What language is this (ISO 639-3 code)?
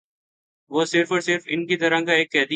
urd